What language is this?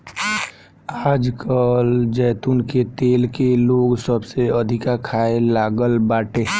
Bhojpuri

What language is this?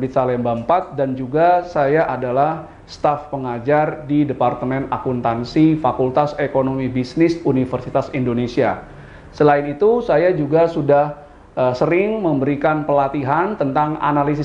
Indonesian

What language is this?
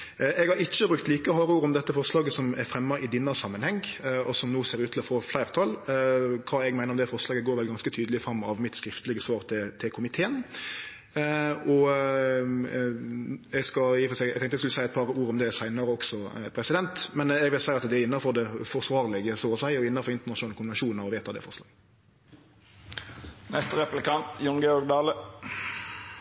Norwegian Nynorsk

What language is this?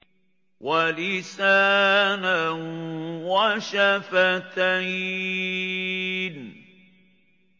Arabic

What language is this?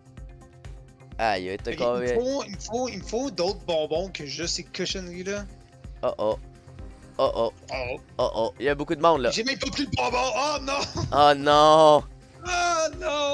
French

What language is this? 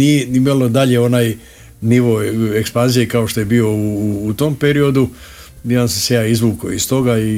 Croatian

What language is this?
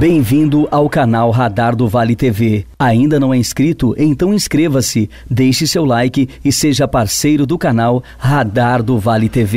Portuguese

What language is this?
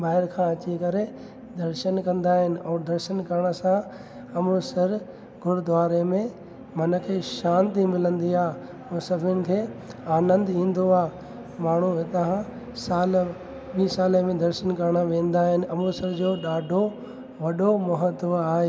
Sindhi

